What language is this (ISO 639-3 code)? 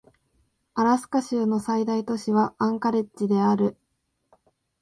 jpn